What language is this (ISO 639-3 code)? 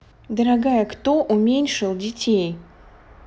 rus